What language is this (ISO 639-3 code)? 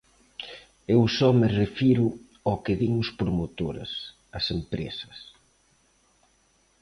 glg